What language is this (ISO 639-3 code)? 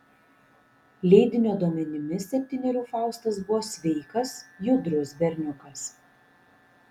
lit